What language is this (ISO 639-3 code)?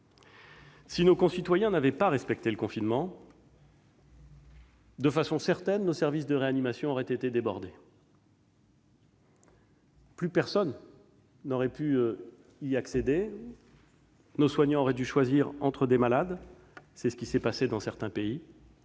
fra